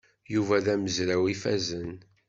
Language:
Kabyle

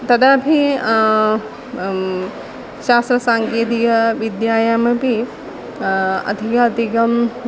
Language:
Sanskrit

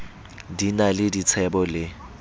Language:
Southern Sotho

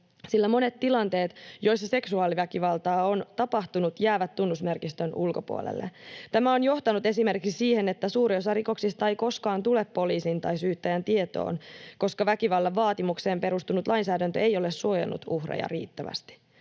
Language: Finnish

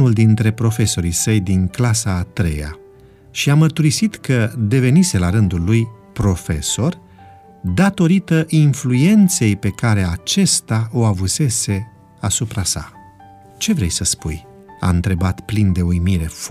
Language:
Romanian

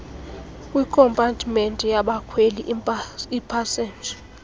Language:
Xhosa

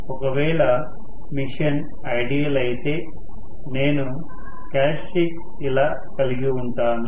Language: Telugu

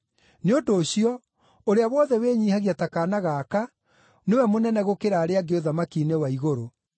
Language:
Kikuyu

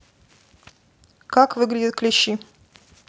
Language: Russian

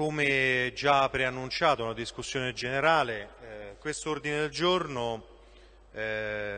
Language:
Italian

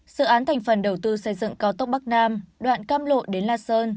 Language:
Vietnamese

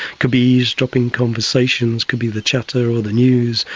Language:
English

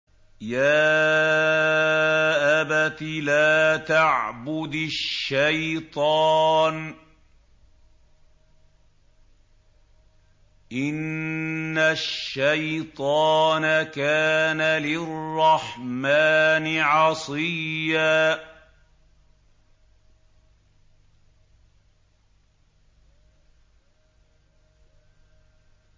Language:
Arabic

